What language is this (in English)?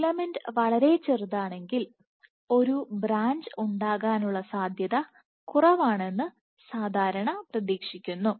Malayalam